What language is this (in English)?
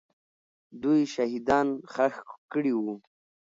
Pashto